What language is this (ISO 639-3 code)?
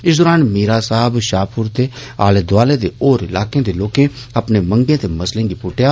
doi